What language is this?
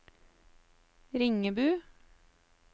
Norwegian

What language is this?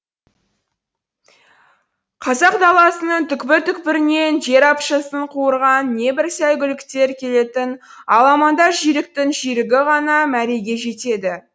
Kazakh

